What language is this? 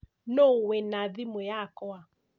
Kikuyu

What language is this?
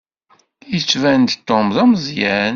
Kabyle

